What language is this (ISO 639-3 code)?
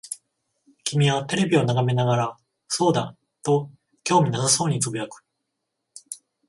jpn